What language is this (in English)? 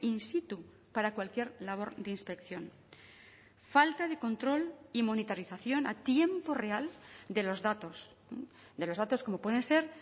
Spanish